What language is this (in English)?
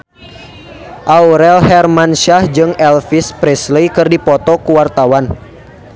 Sundanese